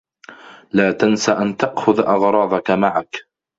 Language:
Arabic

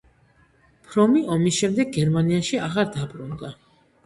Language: Georgian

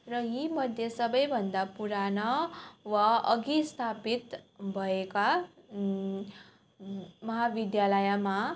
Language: Nepali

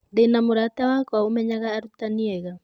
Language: Kikuyu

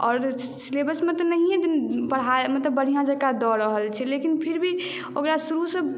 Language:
Maithili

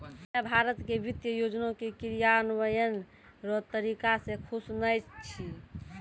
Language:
Maithili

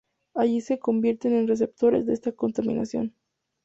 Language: Spanish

